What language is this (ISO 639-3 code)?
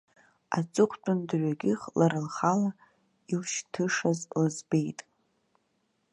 abk